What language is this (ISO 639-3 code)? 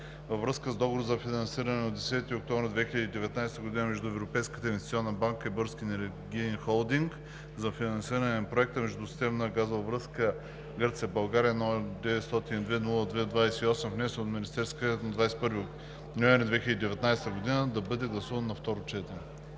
bul